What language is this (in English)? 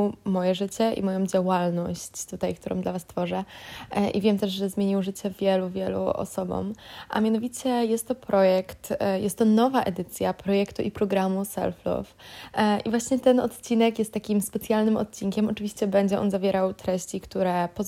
Polish